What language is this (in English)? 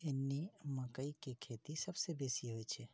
Maithili